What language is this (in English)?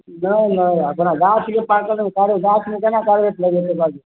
Maithili